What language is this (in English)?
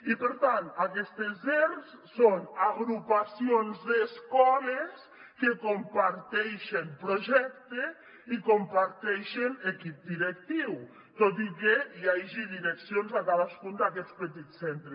Catalan